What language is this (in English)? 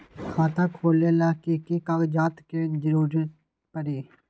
Magahi